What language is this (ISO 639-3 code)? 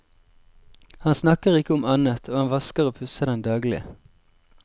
nor